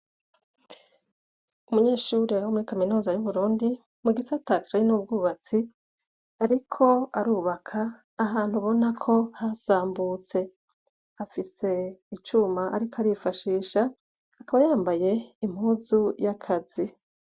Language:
Rundi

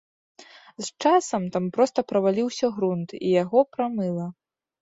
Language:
Belarusian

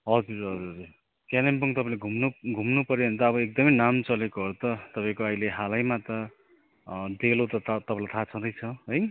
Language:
Nepali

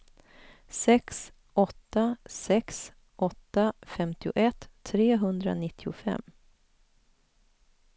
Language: Swedish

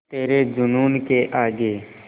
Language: Hindi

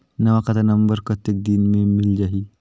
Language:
Chhattisgarhi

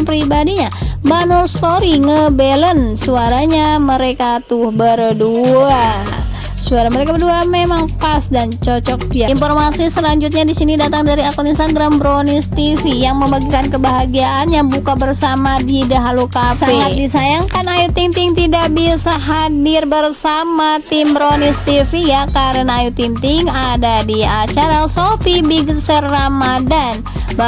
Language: Indonesian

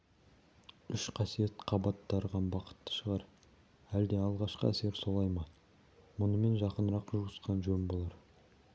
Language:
Kazakh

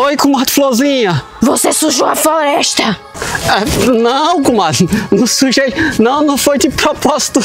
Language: Portuguese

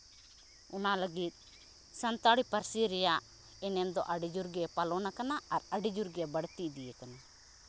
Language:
Santali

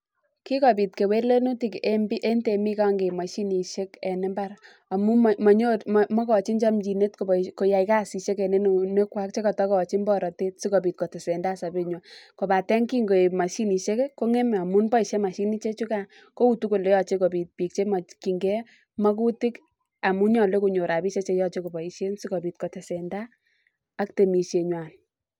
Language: Kalenjin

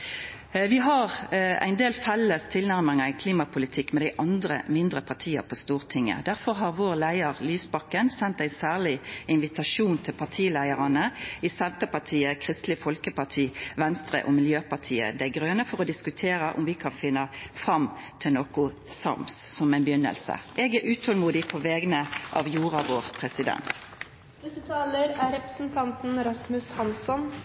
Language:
Norwegian Nynorsk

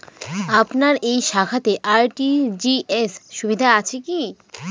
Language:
Bangla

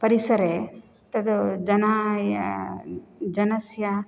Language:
Sanskrit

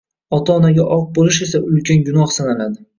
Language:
Uzbek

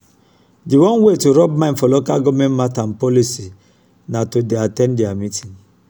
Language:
Nigerian Pidgin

